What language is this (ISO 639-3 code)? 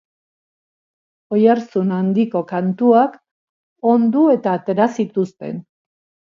eus